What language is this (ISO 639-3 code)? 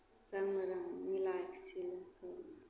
mai